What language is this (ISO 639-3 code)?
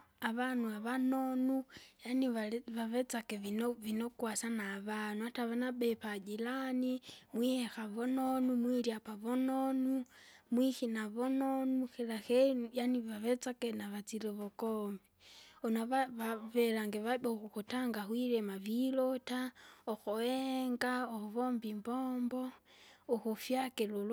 zga